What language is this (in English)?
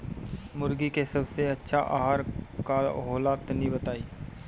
Bhojpuri